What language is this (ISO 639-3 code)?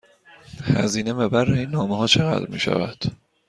fas